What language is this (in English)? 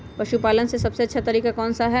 Magahi